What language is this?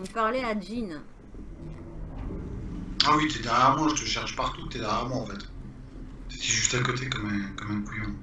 French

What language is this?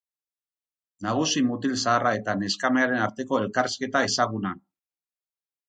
Basque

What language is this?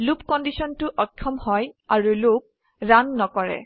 Assamese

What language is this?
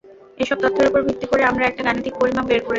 Bangla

